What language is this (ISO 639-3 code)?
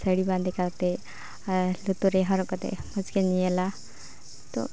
sat